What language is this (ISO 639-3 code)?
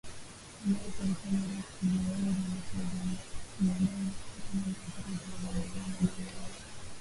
swa